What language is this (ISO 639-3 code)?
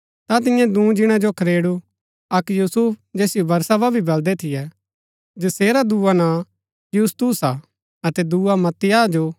gbk